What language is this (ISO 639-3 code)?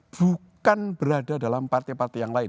ind